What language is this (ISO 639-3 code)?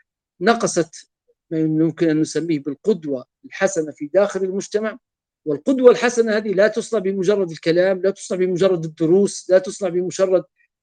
ara